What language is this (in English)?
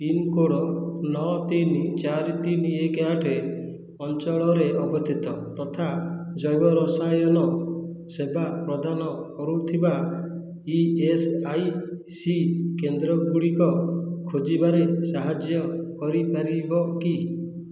Odia